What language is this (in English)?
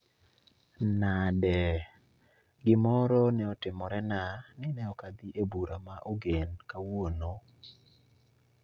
Luo (Kenya and Tanzania)